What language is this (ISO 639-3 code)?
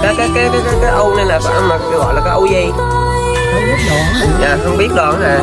vie